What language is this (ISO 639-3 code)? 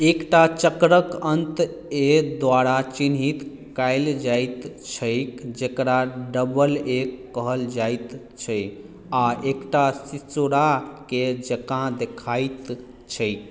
mai